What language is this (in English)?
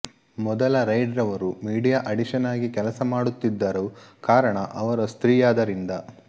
Kannada